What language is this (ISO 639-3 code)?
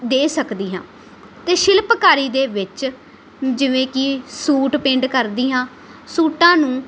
pan